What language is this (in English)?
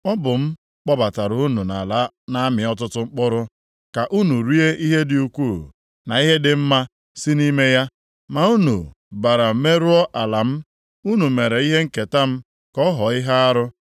Igbo